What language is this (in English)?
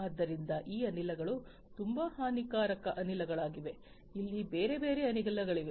Kannada